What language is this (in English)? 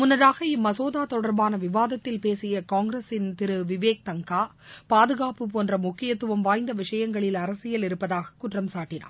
Tamil